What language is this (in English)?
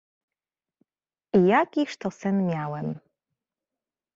Polish